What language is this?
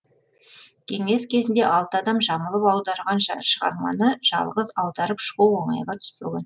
Kazakh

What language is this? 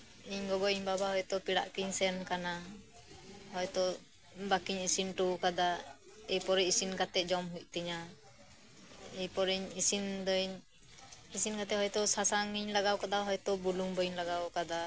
Santali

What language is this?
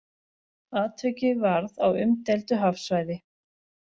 Icelandic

